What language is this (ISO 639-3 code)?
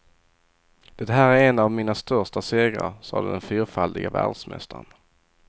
swe